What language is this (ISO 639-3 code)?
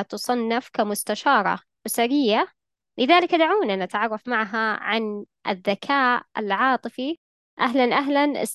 ara